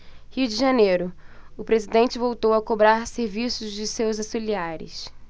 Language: Portuguese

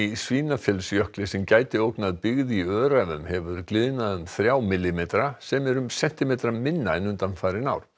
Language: Icelandic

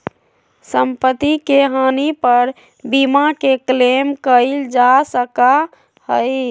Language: Magahi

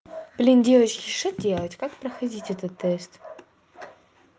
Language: Russian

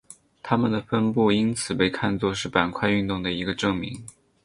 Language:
Chinese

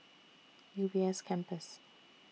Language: English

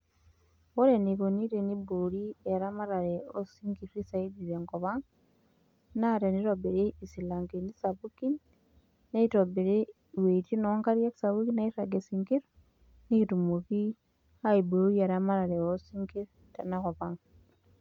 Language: Masai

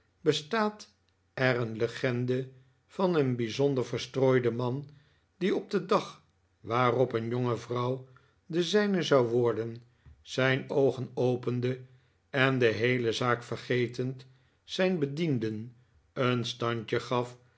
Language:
Dutch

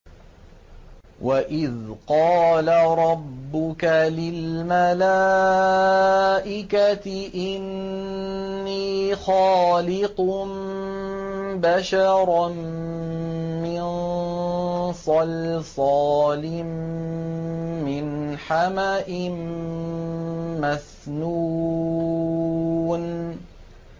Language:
Arabic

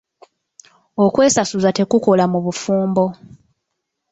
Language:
Ganda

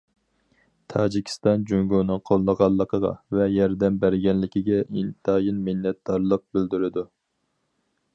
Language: Uyghur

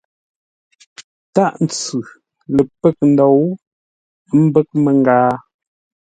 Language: Ngombale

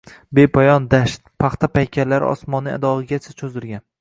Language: Uzbek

